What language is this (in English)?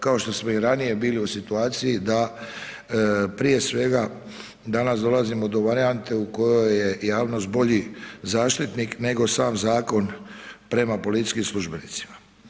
Croatian